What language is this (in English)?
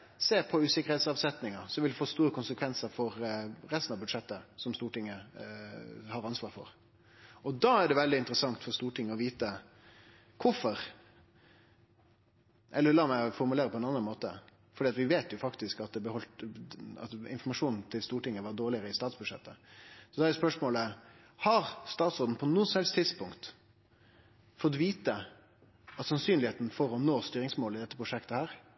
Norwegian Nynorsk